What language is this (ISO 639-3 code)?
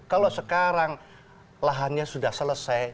ind